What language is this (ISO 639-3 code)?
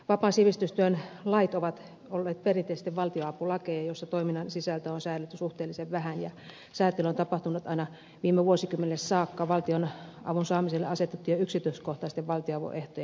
fin